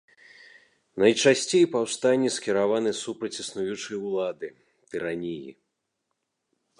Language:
Belarusian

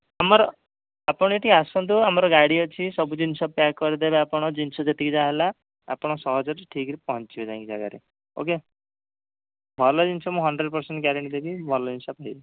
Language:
Odia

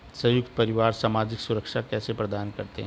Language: Hindi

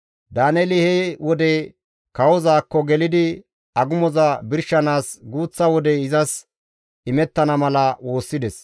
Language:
Gamo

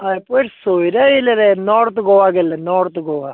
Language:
Konkani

